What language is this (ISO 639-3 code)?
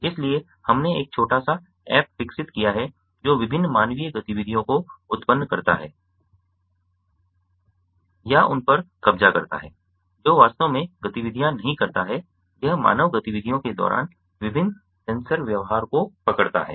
hin